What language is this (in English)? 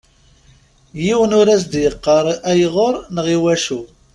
Kabyle